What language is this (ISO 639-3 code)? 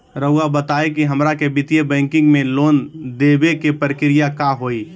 mag